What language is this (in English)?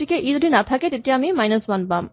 Assamese